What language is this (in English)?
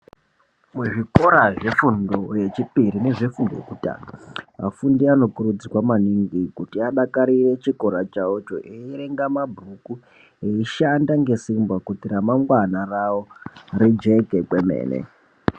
Ndau